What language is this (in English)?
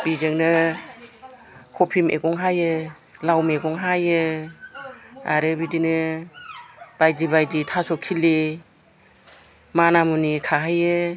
Bodo